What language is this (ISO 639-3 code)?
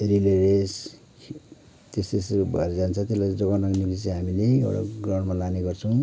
nep